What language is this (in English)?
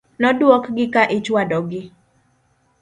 Luo (Kenya and Tanzania)